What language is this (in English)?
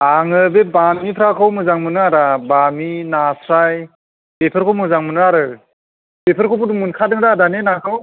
Bodo